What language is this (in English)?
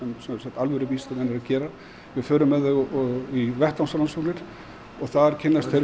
Icelandic